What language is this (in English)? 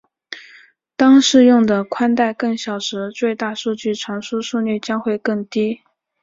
Chinese